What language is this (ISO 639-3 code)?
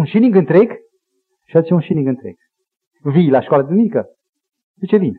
ron